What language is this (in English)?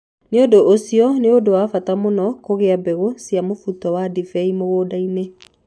Kikuyu